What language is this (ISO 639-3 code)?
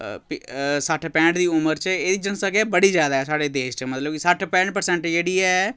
doi